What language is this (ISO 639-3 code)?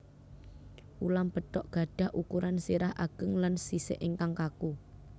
jav